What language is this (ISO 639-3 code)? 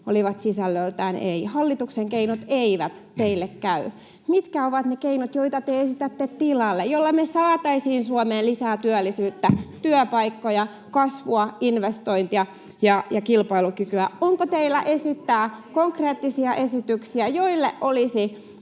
fin